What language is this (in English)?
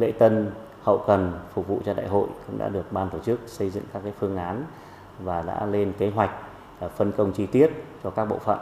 Vietnamese